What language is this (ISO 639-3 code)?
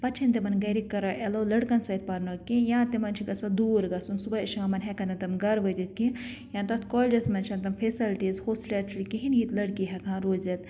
kas